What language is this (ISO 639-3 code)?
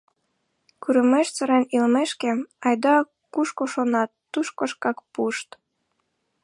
chm